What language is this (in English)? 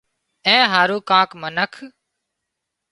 Wadiyara Koli